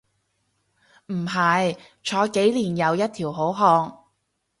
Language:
Cantonese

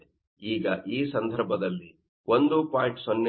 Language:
Kannada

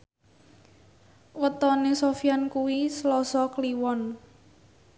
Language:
Javanese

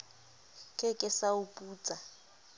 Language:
Southern Sotho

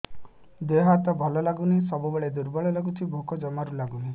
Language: Odia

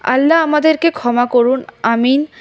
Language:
Bangla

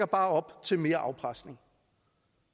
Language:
Danish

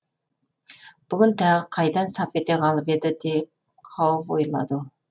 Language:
Kazakh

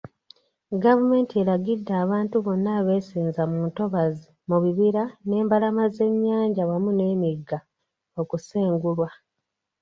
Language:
Ganda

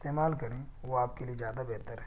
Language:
Urdu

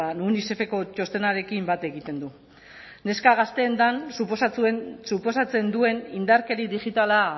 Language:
Basque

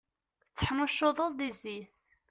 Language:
Kabyle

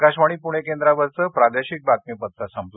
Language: Marathi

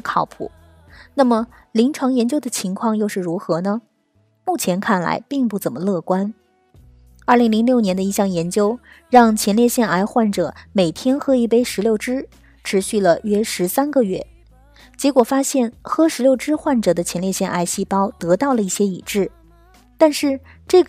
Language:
Chinese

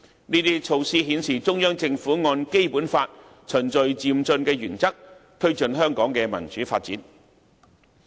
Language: Cantonese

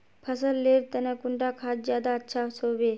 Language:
Magahi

